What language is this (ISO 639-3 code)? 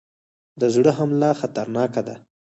pus